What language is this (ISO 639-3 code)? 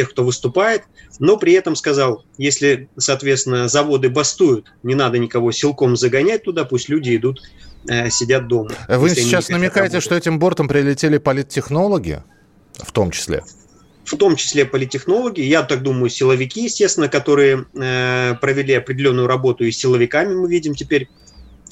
rus